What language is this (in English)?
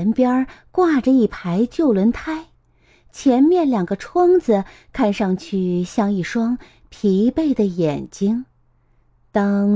Chinese